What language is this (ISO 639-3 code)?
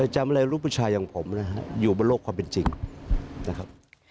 tha